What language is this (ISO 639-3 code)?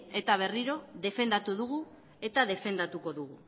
eus